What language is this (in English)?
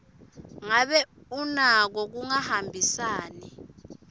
Swati